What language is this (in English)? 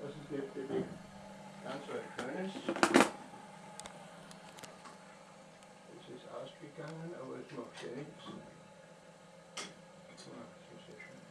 German